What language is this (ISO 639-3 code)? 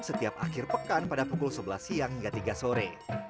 ind